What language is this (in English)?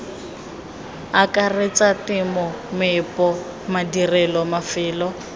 Tswana